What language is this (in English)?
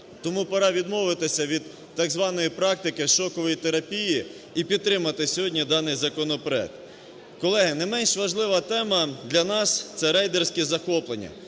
Ukrainian